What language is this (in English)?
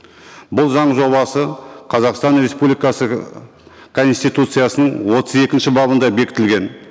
Kazakh